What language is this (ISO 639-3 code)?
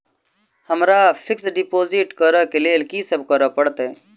mai